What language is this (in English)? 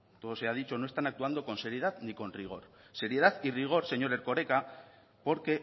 Spanish